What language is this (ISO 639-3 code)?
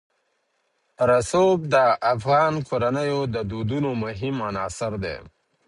pus